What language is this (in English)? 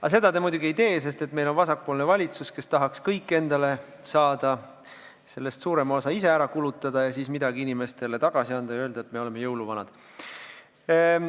Estonian